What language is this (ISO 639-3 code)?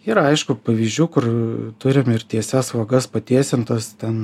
lit